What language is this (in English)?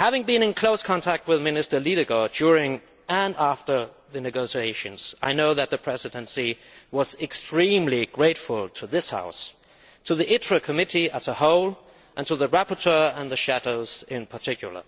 English